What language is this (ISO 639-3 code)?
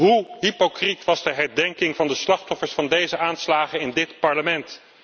nld